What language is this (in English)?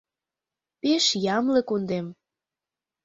Mari